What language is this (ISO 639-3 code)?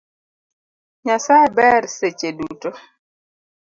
luo